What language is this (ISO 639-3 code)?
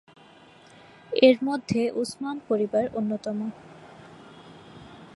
ben